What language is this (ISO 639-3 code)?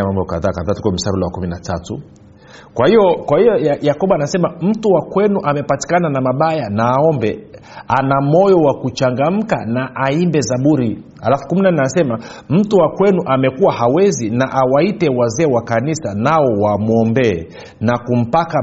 swa